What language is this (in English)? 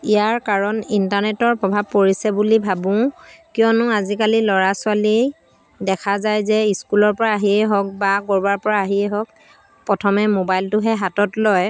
Assamese